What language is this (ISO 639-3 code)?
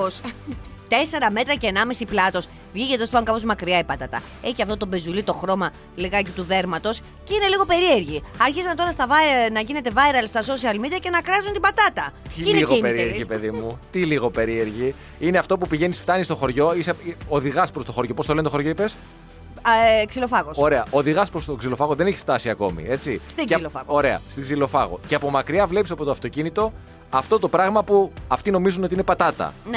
ell